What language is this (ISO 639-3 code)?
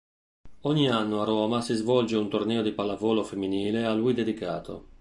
ita